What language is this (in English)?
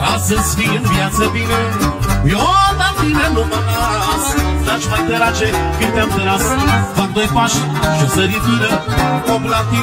Romanian